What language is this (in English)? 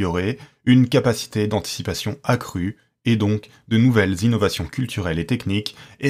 French